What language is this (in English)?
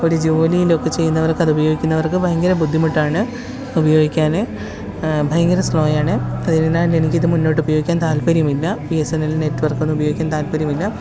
Malayalam